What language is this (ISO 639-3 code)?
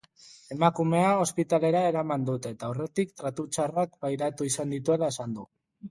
eus